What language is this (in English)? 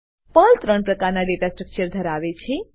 Gujarati